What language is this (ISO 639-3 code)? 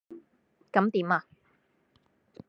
yue